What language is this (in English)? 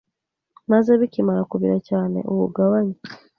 Kinyarwanda